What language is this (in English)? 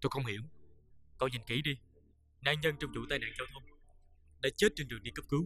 Vietnamese